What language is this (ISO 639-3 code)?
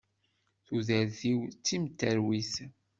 kab